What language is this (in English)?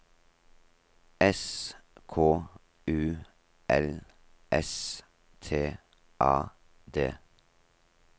Norwegian